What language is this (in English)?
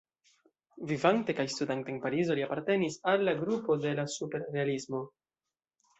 Esperanto